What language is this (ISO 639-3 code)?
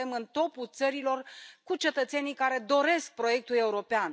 ron